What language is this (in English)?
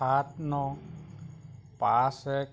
Assamese